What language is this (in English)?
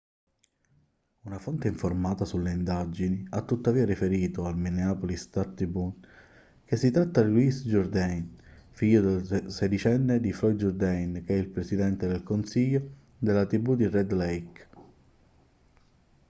Italian